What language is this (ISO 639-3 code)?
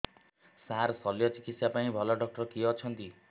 ori